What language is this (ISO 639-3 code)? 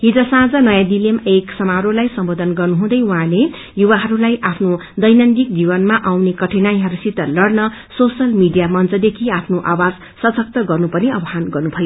nep